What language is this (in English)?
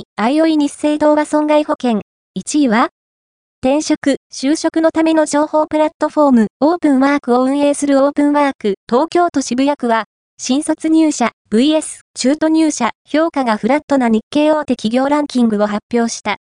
Japanese